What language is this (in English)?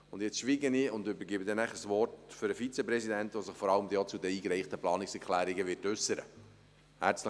Swiss German